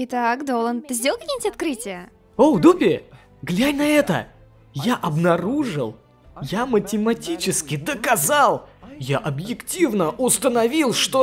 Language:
Russian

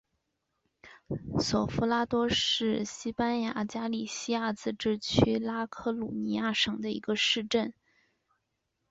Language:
Chinese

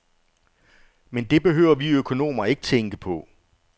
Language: Danish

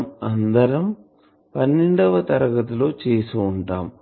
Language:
Telugu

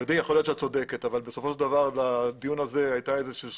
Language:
Hebrew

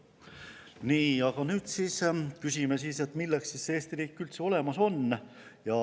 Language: Estonian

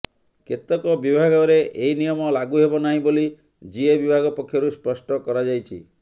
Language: Odia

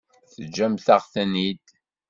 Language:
Kabyle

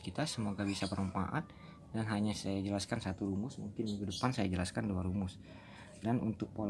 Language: Indonesian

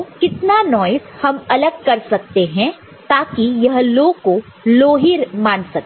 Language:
Hindi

